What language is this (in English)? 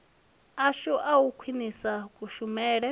Venda